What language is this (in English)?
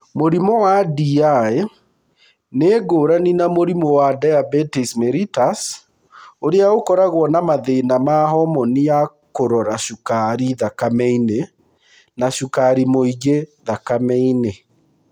Kikuyu